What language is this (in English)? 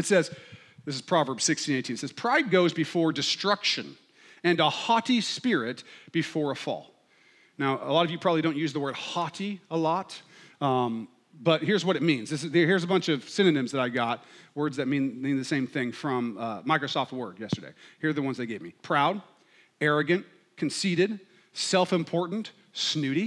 English